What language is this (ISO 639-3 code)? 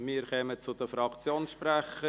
gsw